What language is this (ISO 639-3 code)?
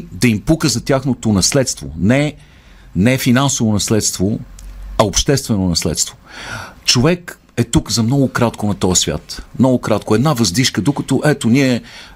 bul